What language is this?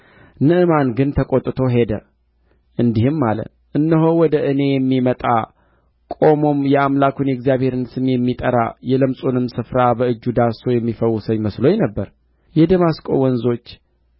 Amharic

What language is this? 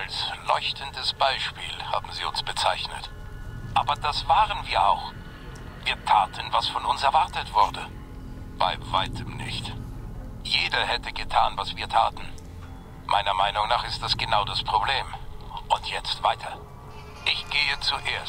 German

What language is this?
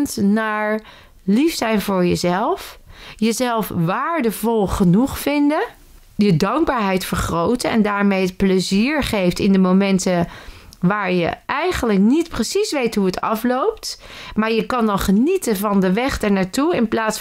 Dutch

